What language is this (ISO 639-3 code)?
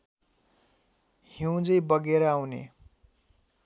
nep